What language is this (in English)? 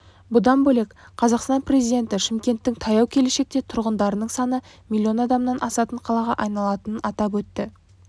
Kazakh